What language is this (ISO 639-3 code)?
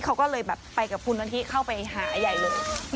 tha